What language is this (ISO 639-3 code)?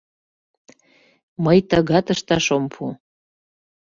chm